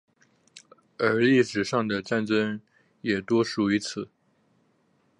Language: Chinese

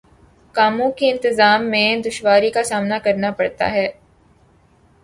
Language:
Urdu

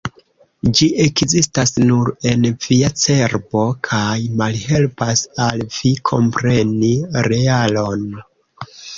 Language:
Esperanto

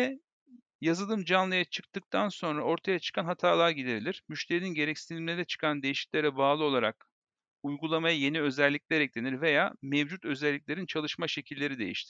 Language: Turkish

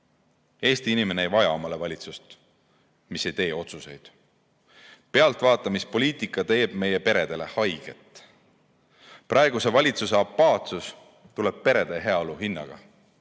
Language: Estonian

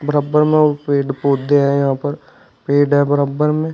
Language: Hindi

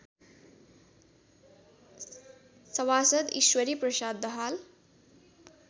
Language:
Nepali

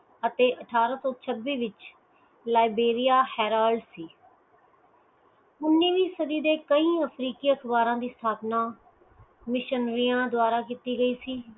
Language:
Punjabi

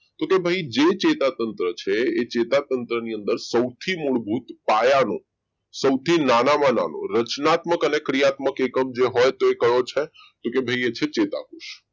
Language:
Gujarati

